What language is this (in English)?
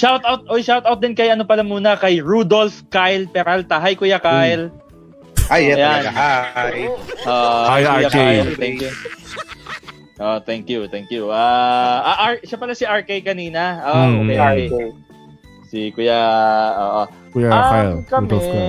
Filipino